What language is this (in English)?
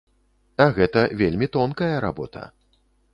Belarusian